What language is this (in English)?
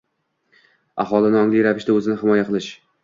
Uzbek